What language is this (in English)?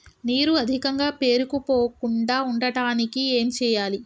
Telugu